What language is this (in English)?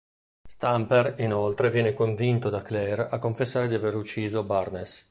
Italian